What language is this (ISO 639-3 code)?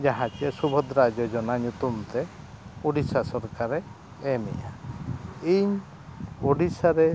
sat